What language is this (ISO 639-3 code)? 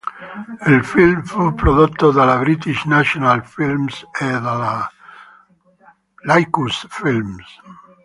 ita